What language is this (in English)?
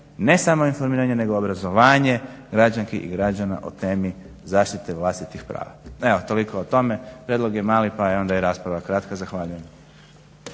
Croatian